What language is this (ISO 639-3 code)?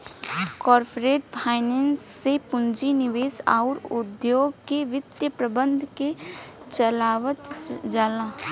bho